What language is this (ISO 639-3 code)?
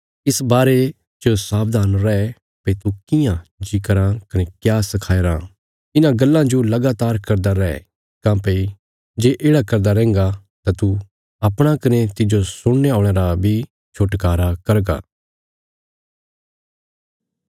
kfs